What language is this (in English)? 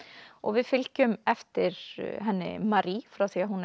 Icelandic